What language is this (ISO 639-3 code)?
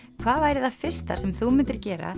isl